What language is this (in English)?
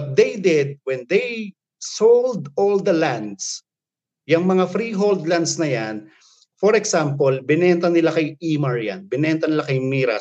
Filipino